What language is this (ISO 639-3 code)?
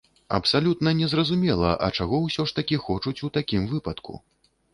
bel